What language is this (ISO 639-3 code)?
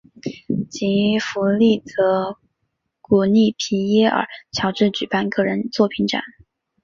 zho